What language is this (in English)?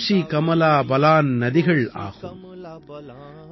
Tamil